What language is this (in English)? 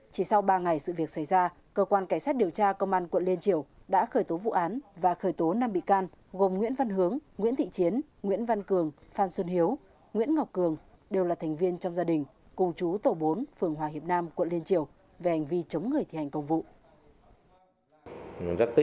Vietnamese